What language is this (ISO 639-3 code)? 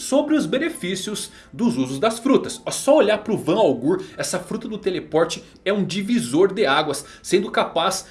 por